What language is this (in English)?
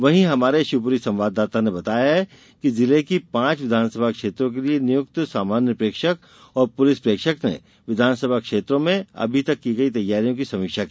Hindi